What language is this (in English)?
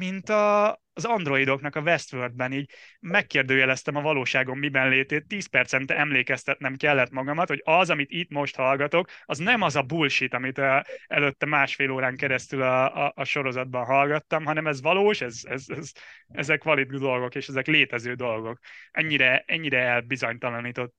Hungarian